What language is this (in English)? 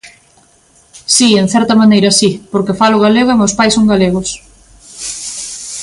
Galician